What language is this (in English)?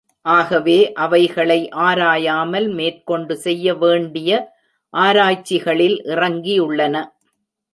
Tamil